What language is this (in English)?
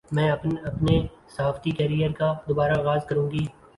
Urdu